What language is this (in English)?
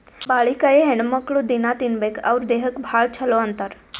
Kannada